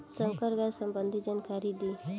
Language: Bhojpuri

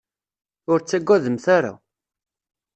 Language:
Kabyle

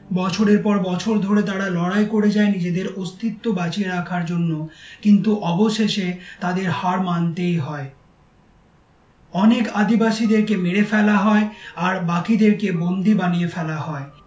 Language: Bangla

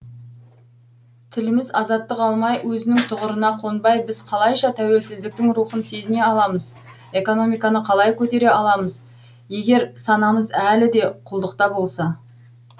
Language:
Kazakh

